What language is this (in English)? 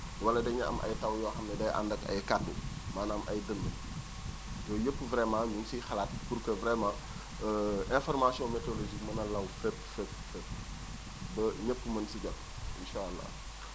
Wolof